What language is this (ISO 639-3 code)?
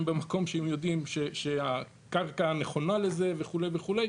heb